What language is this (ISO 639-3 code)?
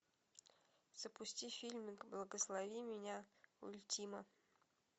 rus